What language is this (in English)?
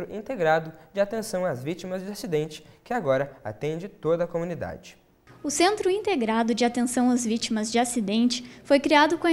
Portuguese